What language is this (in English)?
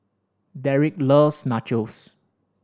English